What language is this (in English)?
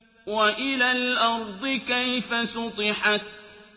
Arabic